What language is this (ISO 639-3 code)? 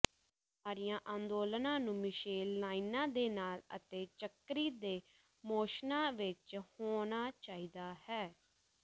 pan